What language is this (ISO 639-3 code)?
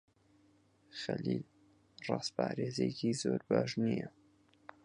ckb